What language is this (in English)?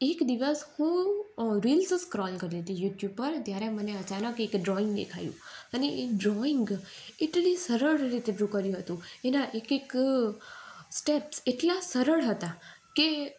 Gujarati